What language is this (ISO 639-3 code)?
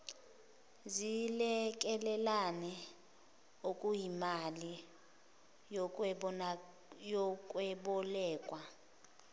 zul